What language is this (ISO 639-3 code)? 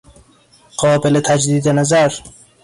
fas